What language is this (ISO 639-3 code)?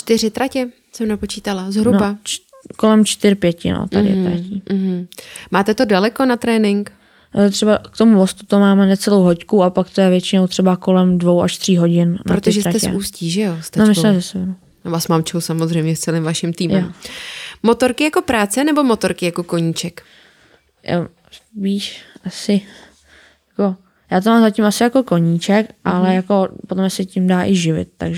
ces